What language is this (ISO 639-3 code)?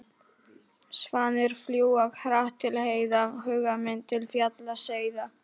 isl